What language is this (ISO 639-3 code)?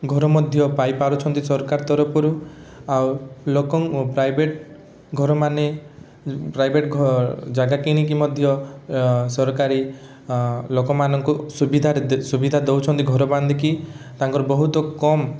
ori